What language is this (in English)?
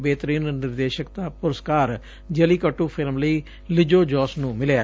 Punjabi